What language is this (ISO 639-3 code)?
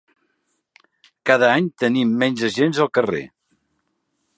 cat